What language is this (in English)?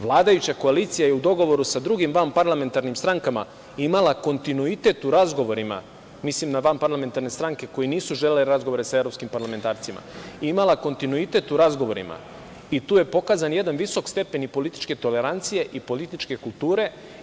Serbian